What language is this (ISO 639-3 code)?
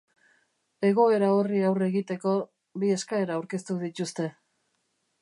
eus